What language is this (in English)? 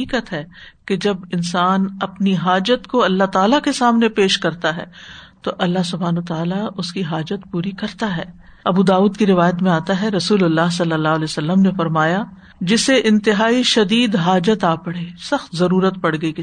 Urdu